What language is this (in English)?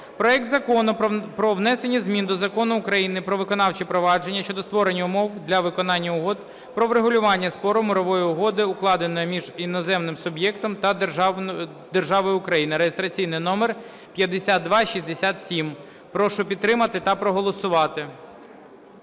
Ukrainian